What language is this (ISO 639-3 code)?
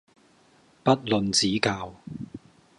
yue